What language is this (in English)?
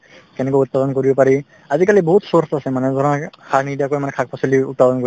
Assamese